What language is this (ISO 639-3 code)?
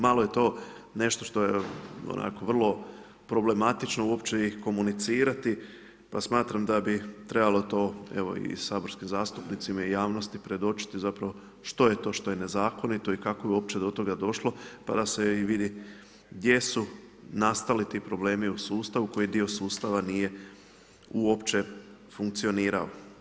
hrv